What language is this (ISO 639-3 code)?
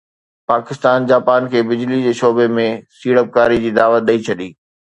snd